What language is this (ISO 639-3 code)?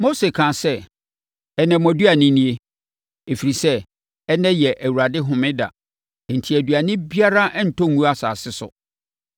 aka